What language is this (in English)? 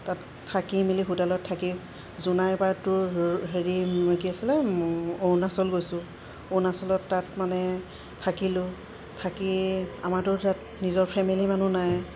Assamese